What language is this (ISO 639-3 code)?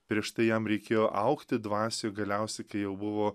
lit